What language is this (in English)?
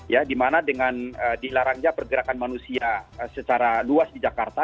Indonesian